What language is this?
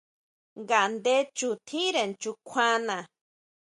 Huautla Mazatec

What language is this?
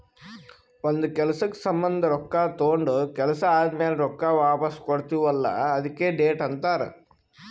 Kannada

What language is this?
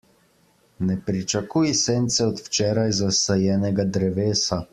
Slovenian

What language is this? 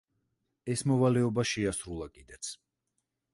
Georgian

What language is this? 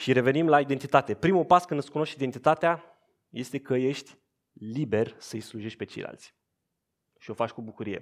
Romanian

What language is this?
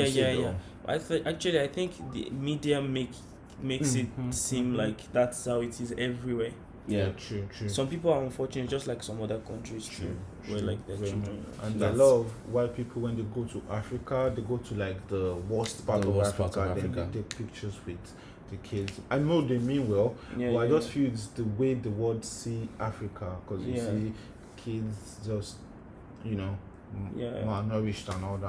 Turkish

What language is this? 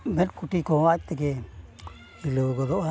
Santali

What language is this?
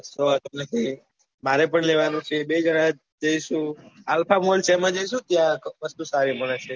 Gujarati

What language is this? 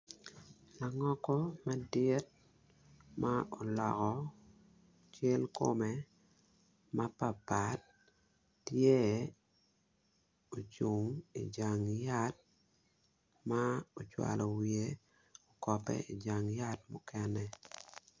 Acoli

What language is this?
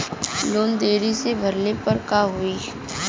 Bhojpuri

